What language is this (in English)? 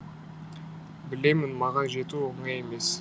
Kazakh